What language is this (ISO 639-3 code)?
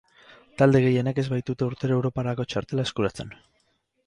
eus